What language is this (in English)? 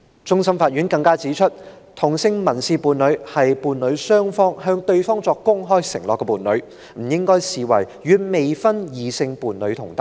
Cantonese